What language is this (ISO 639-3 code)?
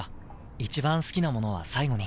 jpn